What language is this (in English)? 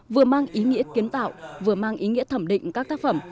Vietnamese